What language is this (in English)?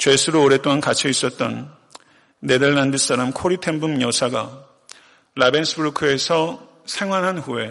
Korean